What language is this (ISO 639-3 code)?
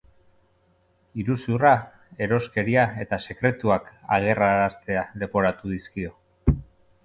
eus